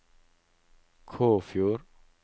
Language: Norwegian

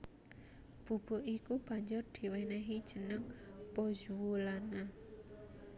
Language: Javanese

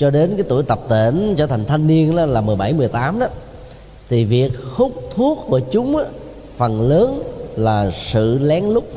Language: Vietnamese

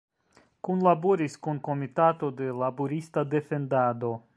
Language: Esperanto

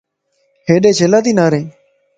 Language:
Lasi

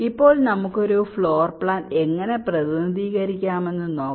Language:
Malayalam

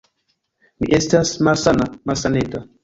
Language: Esperanto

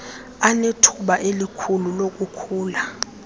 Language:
Xhosa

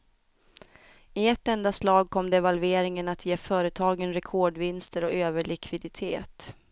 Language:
Swedish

